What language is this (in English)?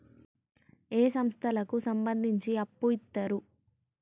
Telugu